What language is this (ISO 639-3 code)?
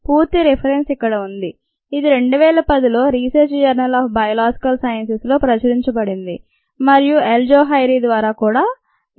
tel